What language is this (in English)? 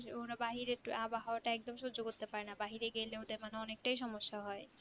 Bangla